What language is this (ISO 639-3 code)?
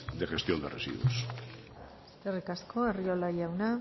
eus